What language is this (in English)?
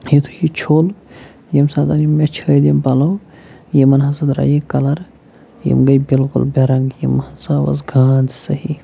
Kashmiri